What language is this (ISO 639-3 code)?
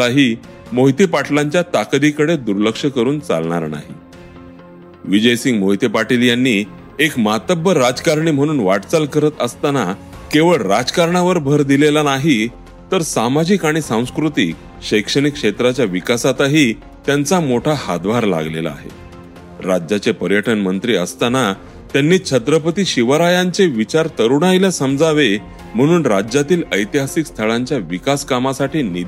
mar